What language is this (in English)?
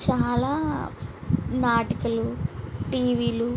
Telugu